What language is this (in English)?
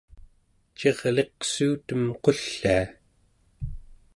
Central Yupik